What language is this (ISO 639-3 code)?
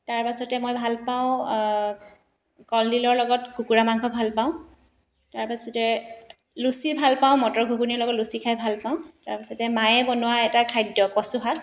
asm